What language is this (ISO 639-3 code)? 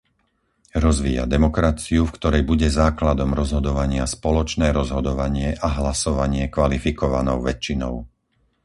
slk